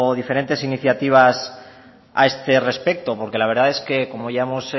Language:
Spanish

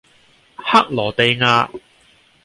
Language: Cantonese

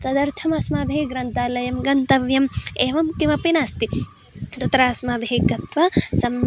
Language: Sanskrit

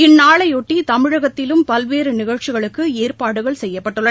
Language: Tamil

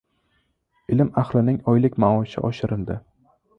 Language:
Uzbek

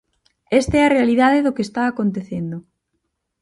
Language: Galician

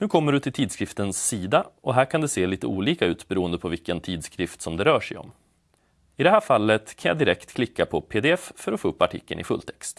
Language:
Swedish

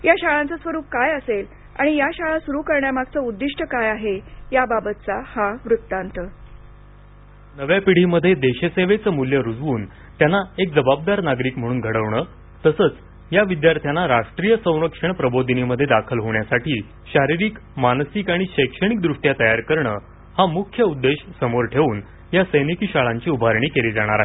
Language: Marathi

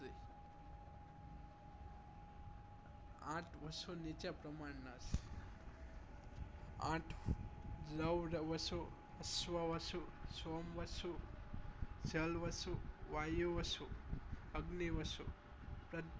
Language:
Gujarati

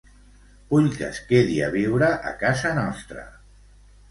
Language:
Catalan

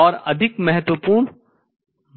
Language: Hindi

